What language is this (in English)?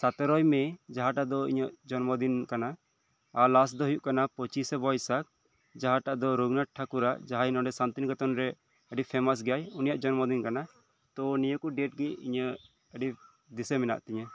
Santali